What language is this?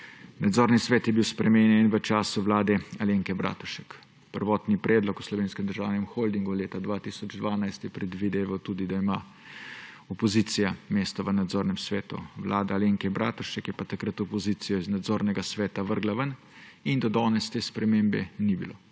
Slovenian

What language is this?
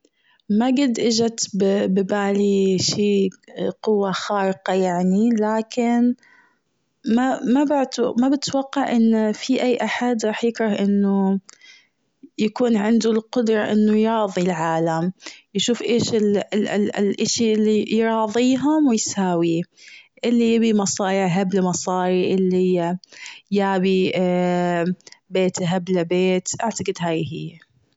Gulf Arabic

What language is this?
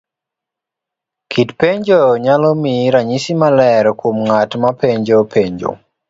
Luo (Kenya and Tanzania)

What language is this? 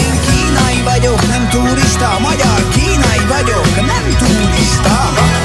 Hungarian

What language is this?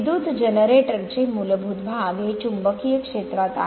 Marathi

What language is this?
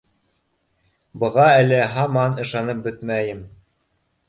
Bashkir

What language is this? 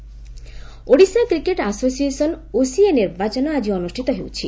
Odia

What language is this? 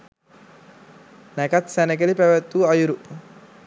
Sinhala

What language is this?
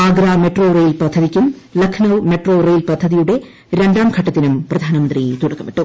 Malayalam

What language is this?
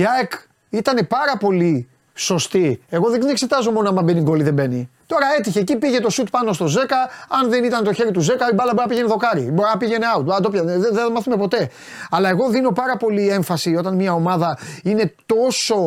Greek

